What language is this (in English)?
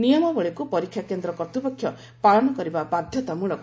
Odia